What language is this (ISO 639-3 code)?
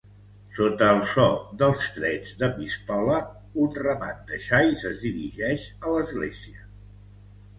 cat